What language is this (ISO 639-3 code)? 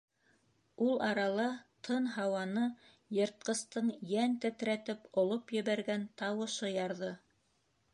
bak